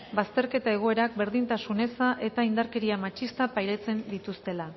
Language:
Basque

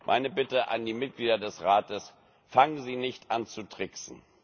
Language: German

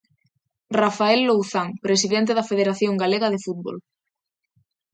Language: Galician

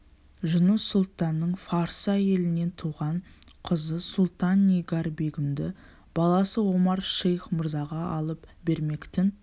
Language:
Kazakh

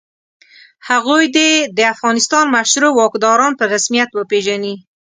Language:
Pashto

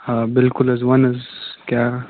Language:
Kashmiri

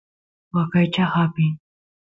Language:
Santiago del Estero Quichua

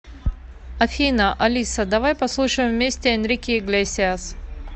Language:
Russian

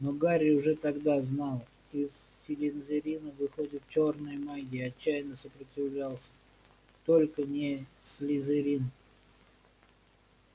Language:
Russian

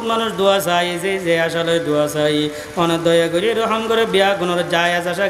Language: Indonesian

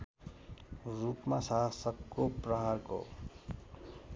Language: Nepali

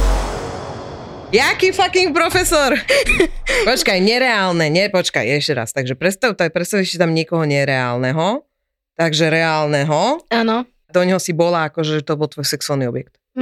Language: Slovak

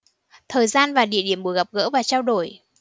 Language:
Vietnamese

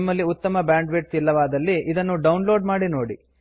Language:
Kannada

